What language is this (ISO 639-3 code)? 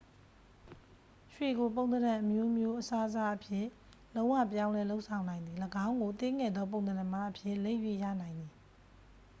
mya